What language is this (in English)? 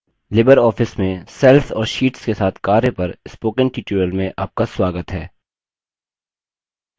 Hindi